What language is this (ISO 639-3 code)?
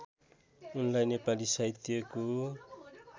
nep